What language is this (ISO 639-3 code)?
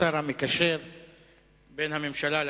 heb